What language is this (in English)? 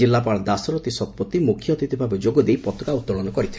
Odia